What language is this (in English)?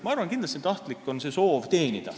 Estonian